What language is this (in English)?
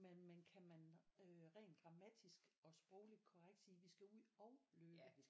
Danish